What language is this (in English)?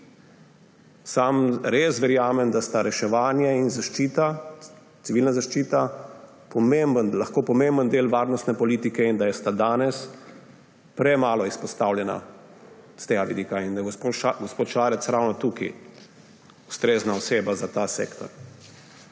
Slovenian